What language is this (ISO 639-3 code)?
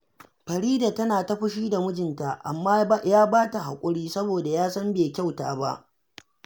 hau